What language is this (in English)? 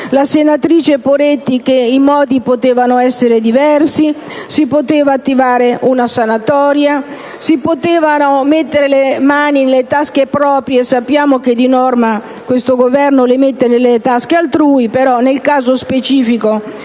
Italian